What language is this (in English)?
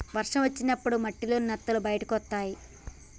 Telugu